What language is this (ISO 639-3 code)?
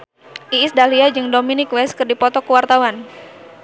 sun